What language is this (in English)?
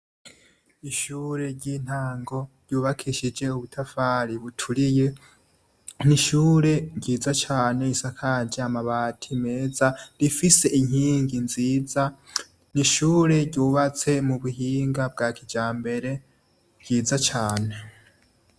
Rundi